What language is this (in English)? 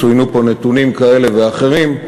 Hebrew